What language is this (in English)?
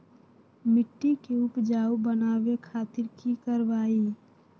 Magahi